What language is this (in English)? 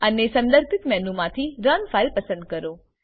Gujarati